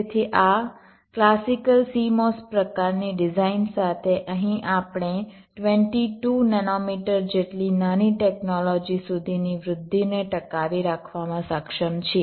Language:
Gujarati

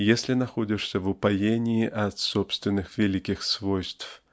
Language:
Russian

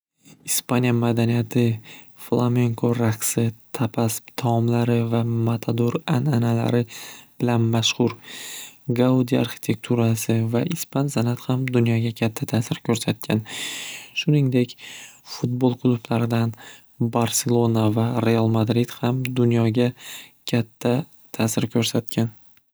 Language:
Uzbek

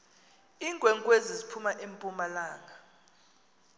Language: Xhosa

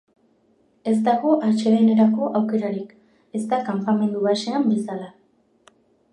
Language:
Basque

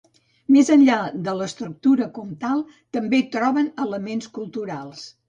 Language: Catalan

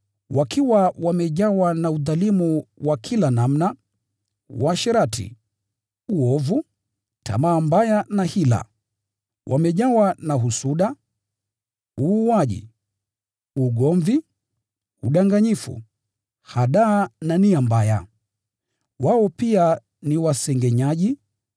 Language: Swahili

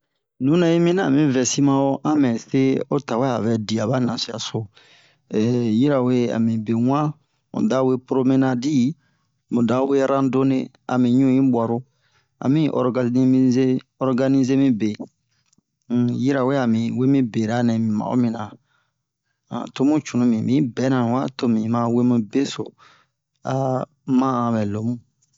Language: Bomu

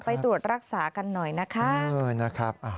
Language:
Thai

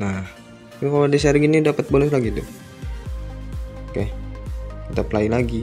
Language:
Indonesian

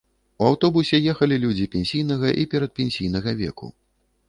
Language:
Belarusian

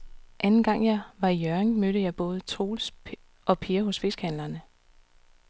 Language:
Danish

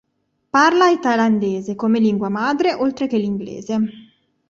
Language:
Italian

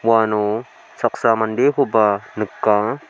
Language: Garo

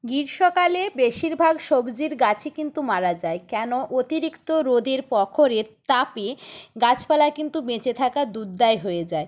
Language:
Bangla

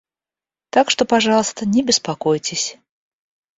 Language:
Russian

